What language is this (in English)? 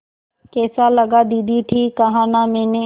Hindi